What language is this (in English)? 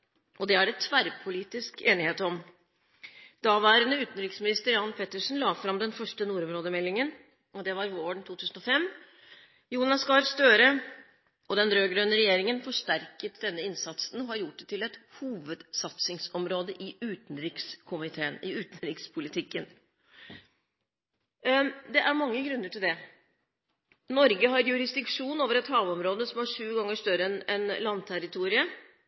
Norwegian Bokmål